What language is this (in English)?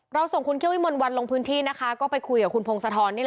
Thai